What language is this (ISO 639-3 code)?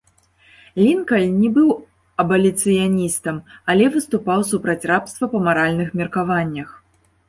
bel